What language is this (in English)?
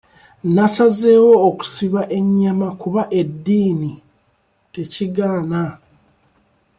Ganda